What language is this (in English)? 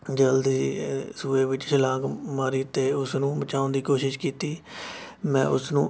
Punjabi